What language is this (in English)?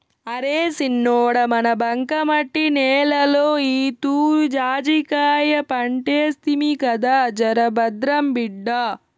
Telugu